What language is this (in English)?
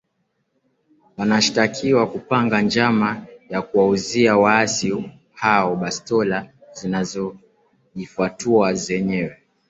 Swahili